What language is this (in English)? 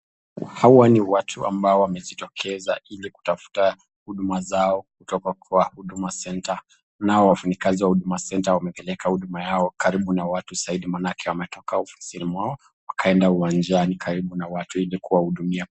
Swahili